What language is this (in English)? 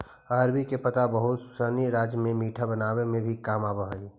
Magahi